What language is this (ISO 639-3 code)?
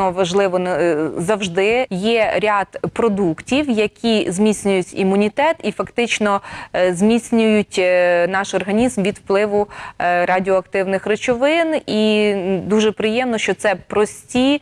ukr